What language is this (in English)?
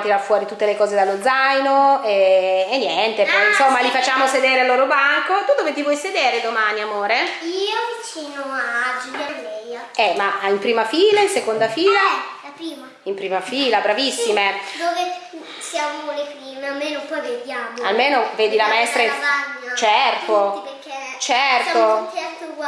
Italian